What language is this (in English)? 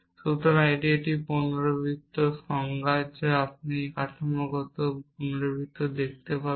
Bangla